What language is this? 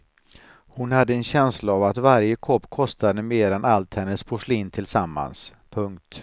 Swedish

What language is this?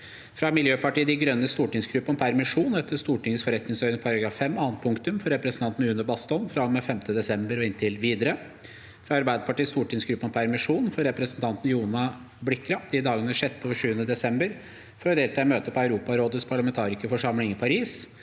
Norwegian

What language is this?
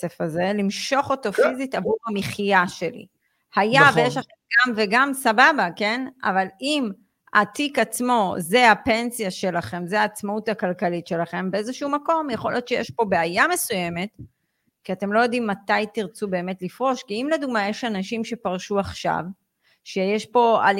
Hebrew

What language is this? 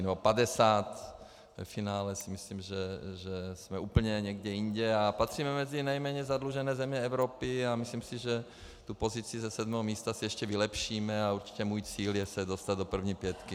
Czech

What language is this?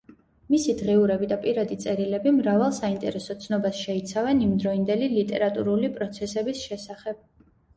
Georgian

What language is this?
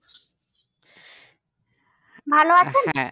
Bangla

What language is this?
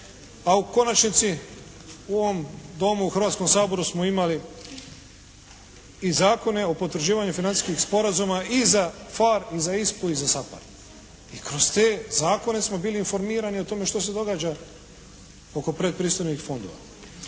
Croatian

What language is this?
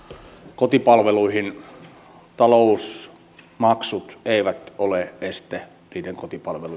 Finnish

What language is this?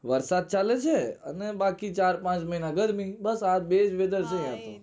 Gujarati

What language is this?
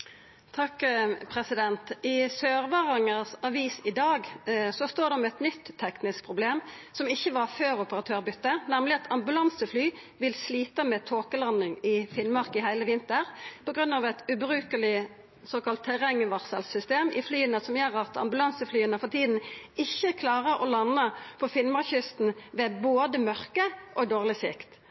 Norwegian Nynorsk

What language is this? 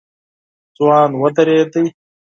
Pashto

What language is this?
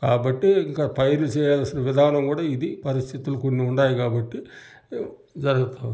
Telugu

